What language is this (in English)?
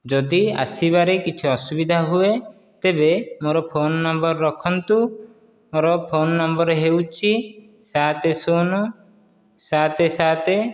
Odia